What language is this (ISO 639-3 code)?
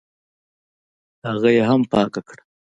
pus